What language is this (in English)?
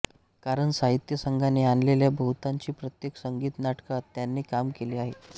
Marathi